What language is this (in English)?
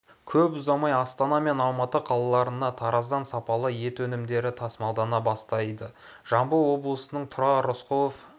Kazakh